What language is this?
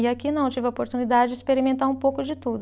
Portuguese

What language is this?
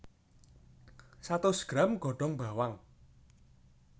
Javanese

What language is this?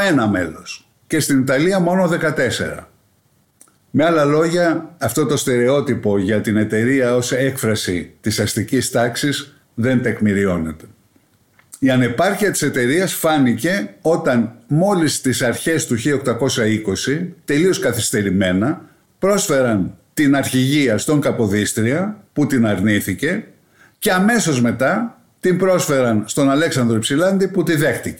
Greek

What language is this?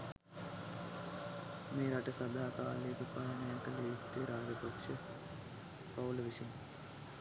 Sinhala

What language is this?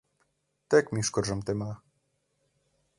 Mari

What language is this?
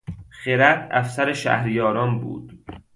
Persian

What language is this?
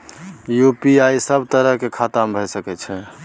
Maithili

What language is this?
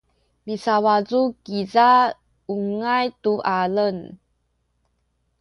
Sakizaya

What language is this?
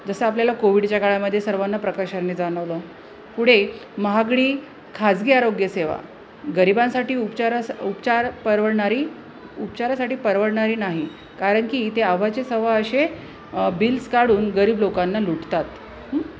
Marathi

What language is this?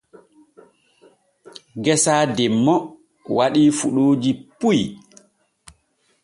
Borgu Fulfulde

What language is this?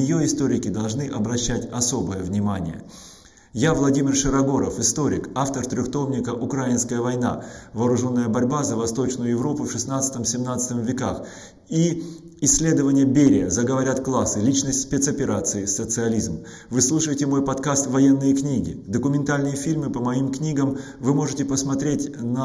Russian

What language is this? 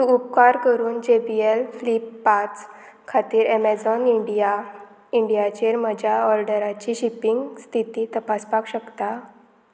Konkani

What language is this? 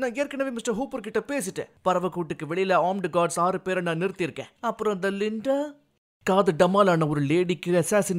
Tamil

